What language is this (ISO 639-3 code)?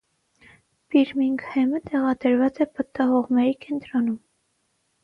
hye